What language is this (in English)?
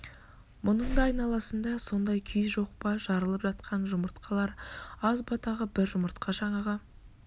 Kazakh